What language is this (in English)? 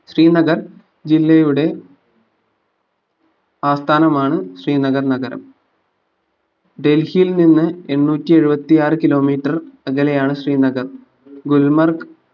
Malayalam